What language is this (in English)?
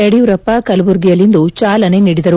Kannada